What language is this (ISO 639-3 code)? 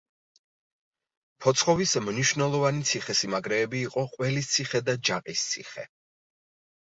kat